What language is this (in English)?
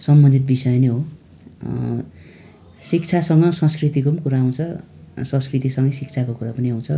Nepali